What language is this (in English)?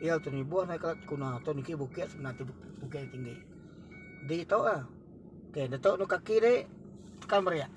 Indonesian